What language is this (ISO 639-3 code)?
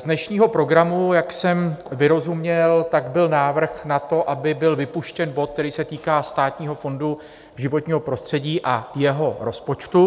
ces